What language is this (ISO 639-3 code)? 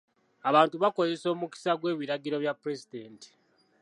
lug